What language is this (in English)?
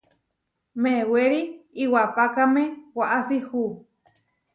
Huarijio